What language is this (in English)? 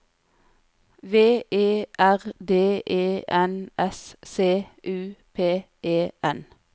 Norwegian